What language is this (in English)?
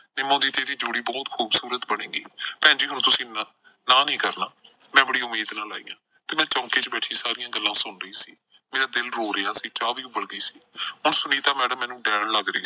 Punjabi